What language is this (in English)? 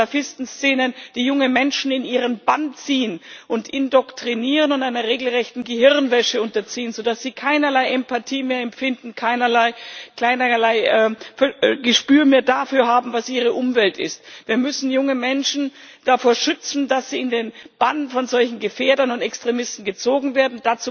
German